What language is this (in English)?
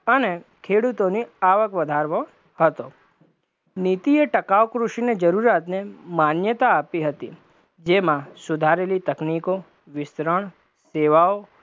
Gujarati